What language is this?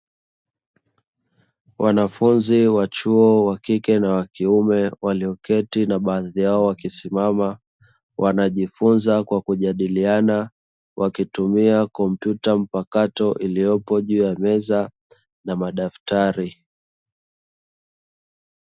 Swahili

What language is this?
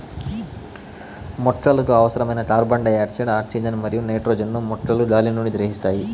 Telugu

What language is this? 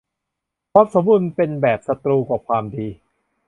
Thai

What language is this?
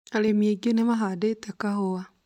Kikuyu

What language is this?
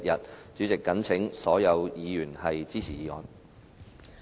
Cantonese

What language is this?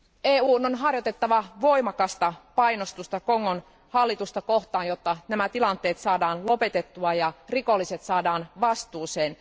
Finnish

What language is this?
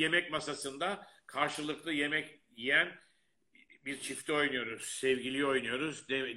Turkish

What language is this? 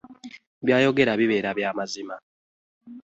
Ganda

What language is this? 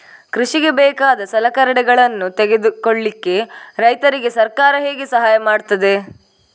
Kannada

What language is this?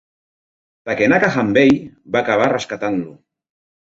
Catalan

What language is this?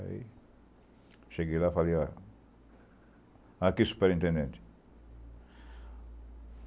Portuguese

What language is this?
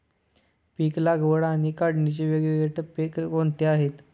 Marathi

